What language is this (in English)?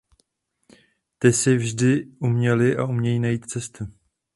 Czech